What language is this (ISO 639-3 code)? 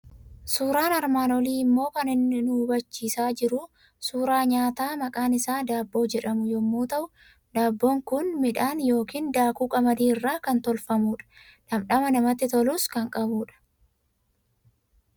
orm